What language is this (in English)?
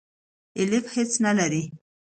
Pashto